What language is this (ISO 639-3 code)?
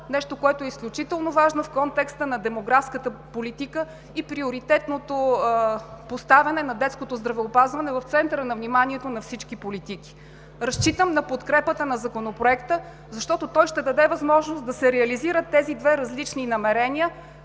bul